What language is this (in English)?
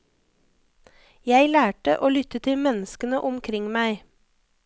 Norwegian